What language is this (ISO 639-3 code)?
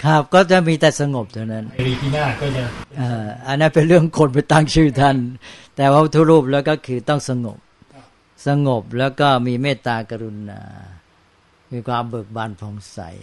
tha